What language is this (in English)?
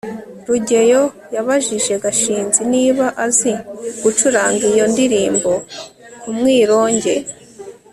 Kinyarwanda